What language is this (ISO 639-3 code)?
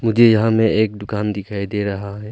hin